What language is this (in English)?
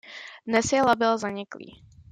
Czech